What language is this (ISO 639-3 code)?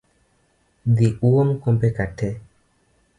luo